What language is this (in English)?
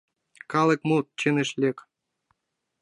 Mari